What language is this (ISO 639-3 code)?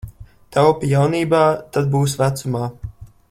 lav